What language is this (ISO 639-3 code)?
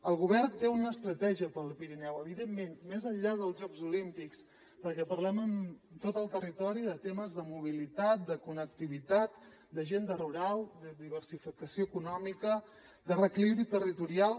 cat